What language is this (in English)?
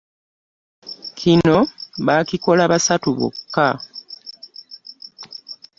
Ganda